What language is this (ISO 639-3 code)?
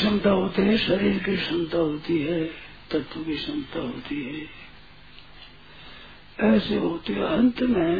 hin